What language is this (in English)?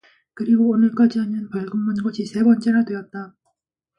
Korean